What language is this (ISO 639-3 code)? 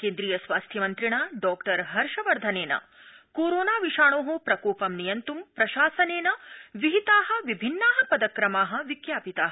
san